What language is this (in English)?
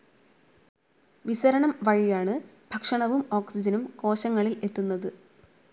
Malayalam